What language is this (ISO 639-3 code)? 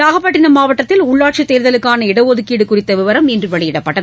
tam